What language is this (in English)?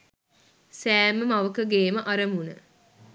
Sinhala